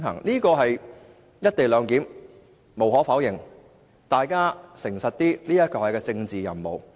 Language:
Cantonese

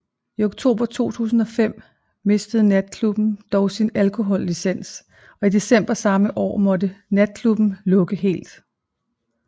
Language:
Danish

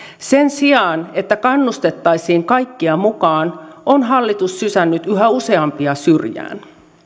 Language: Finnish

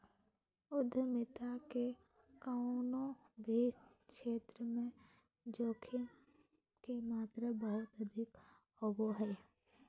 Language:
Magahi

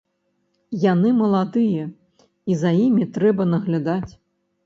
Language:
Belarusian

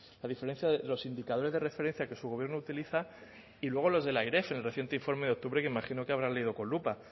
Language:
Spanish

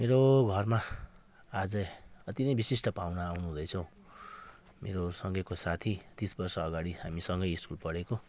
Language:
Nepali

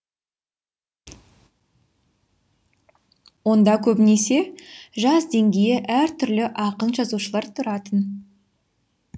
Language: Kazakh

